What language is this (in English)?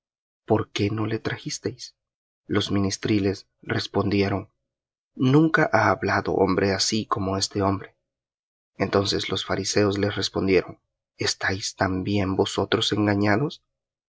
Spanish